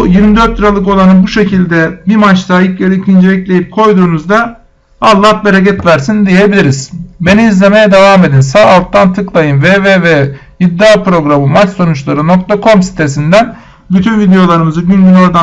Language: Turkish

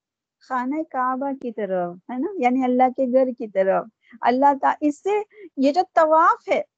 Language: Urdu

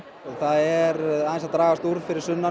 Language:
Icelandic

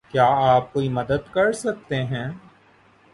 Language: Urdu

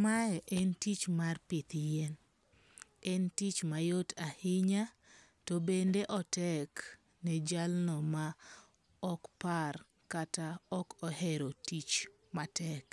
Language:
Luo (Kenya and Tanzania)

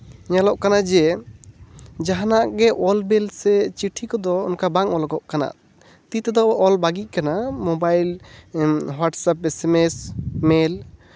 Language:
Santali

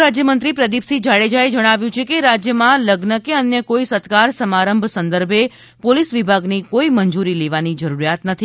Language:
Gujarati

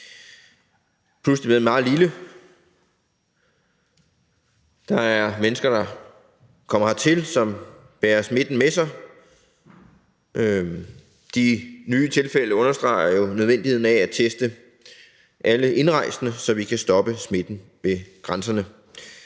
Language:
Danish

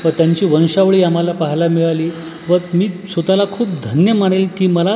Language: Marathi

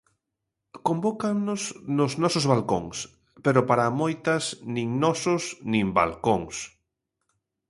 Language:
Galician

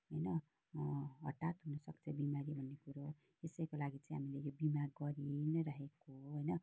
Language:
Nepali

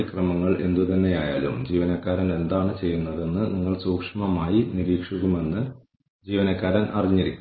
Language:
Malayalam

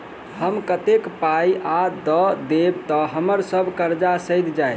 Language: Maithili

